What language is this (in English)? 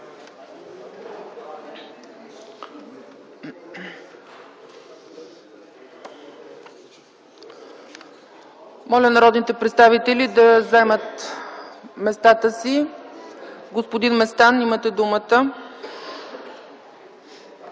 Bulgarian